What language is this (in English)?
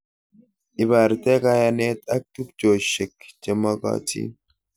Kalenjin